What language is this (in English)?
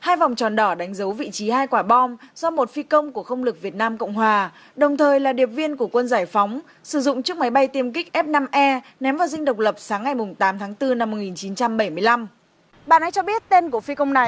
Vietnamese